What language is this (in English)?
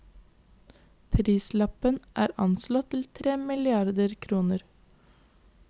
Norwegian